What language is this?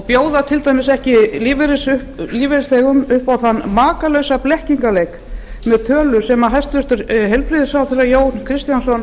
Icelandic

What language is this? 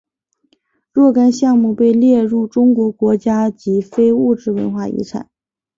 Chinese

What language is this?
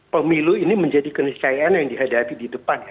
Indonesian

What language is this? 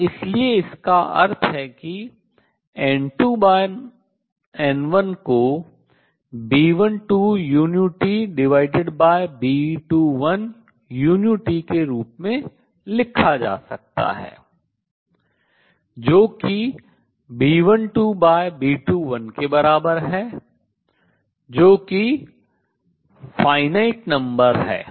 Hindi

